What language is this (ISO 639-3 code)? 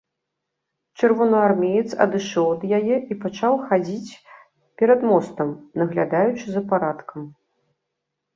bel